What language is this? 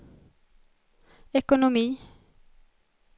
Swedish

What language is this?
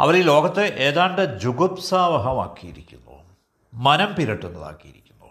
Malayalam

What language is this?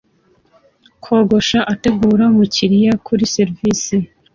Kinyarwanda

